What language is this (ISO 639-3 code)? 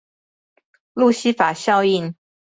zho